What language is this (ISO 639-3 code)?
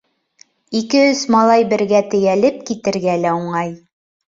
bak